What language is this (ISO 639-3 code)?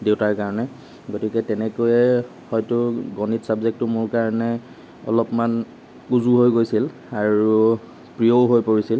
asm